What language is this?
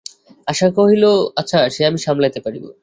Bangla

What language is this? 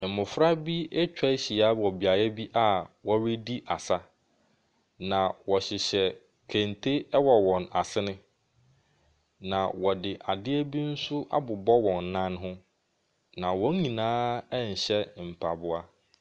Akan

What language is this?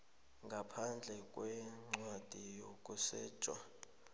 South Ndebele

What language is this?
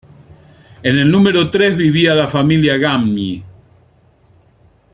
Spanish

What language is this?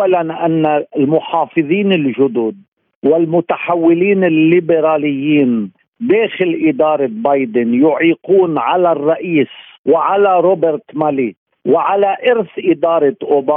Arabic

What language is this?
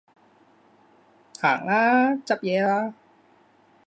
Cantonese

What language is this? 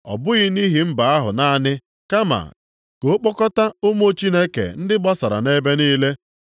Igbo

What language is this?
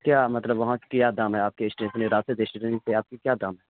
Urdu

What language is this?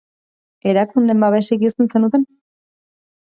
Basque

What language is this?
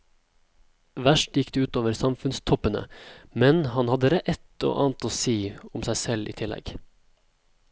Norwegian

